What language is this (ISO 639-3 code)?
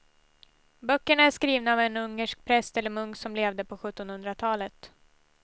swe